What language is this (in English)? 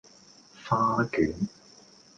Cantonese